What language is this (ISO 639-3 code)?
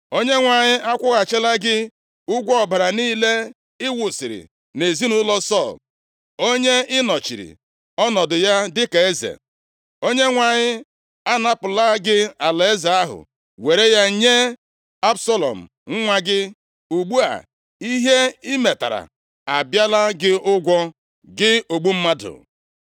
ibo